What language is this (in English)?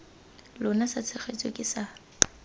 Tswana